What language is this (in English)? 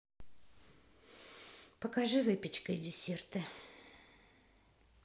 Russian